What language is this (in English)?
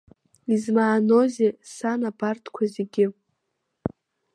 Abkhazian